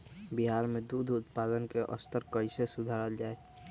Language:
Magahi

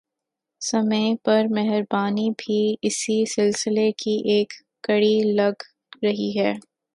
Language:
Urdu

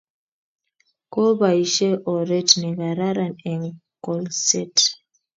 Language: Kalenjin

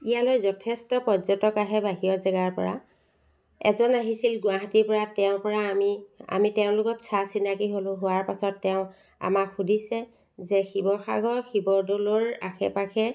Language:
Assamese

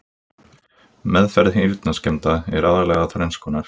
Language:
Icelandic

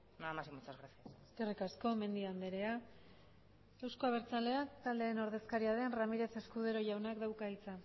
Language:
Basque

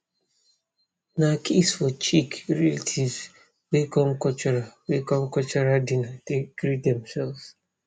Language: Nigerian Pidgin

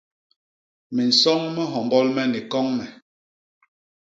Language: Basaa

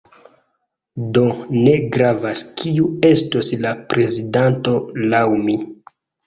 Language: Esperanto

